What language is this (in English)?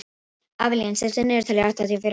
Icelandic